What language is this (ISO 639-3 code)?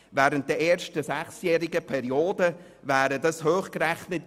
gsw